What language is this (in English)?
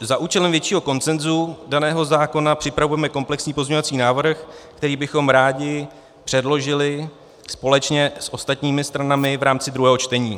Czech